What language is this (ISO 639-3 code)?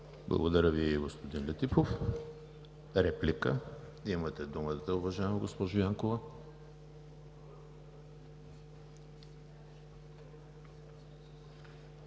bul